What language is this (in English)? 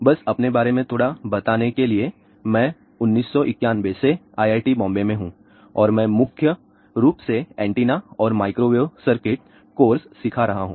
Hindi